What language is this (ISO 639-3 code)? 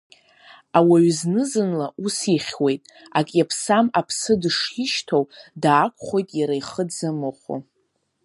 abk